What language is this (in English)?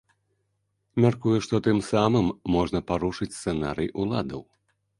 Belarusian